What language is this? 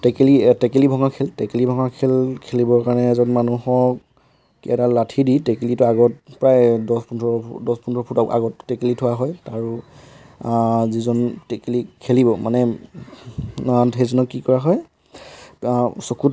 Assamese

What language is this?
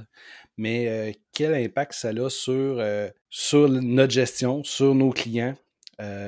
French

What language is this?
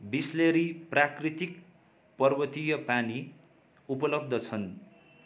Nepali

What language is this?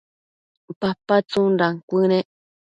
Matsés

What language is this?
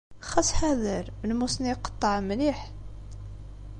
Kabyle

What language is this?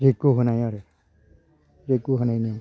Bodo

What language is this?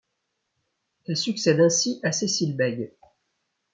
French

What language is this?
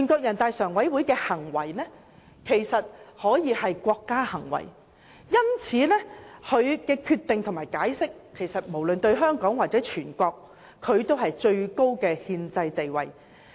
Cantonese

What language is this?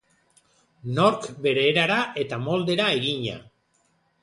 Basque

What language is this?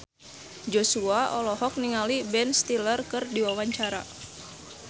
Sundanese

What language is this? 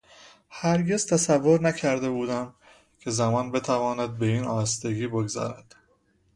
Persian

